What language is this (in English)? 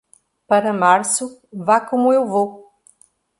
Portuguese